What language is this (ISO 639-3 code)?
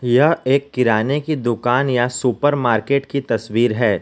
hin